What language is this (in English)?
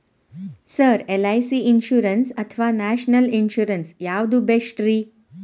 Kannada